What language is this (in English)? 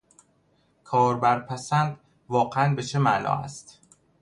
Persian